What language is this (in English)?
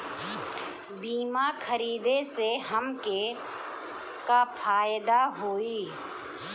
Bhojpuri